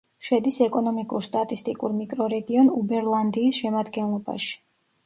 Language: Georgian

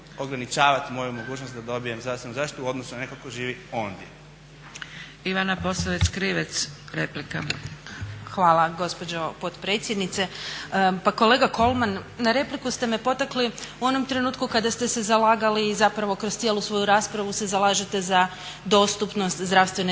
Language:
Croatian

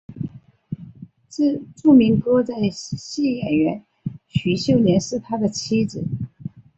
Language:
Chinese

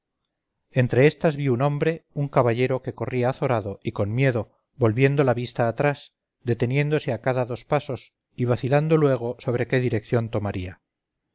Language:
Spanish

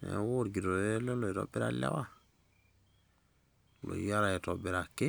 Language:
Masai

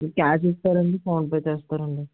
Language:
Telugu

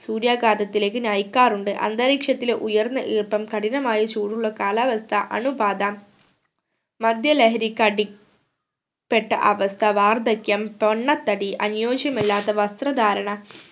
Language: Malayalam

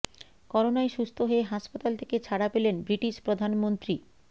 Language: Bangla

